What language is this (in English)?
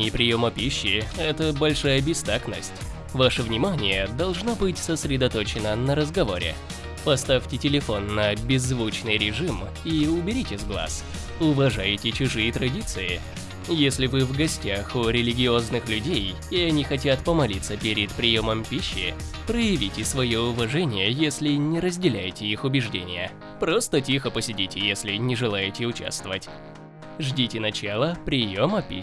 Russian